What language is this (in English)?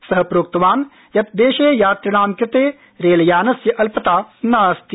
Sanskrit